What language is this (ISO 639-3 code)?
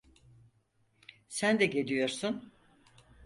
tur